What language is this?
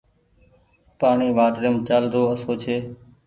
Goaria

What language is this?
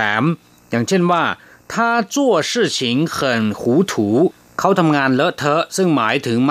Thai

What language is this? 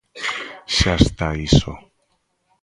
Galician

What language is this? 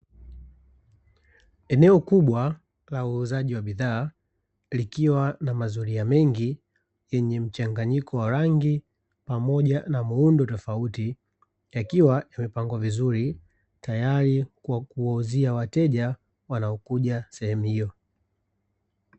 Swahili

